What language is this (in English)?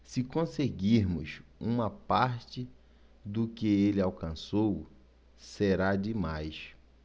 Portuguese